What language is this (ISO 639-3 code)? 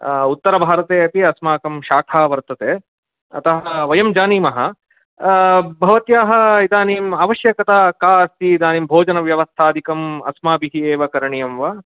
san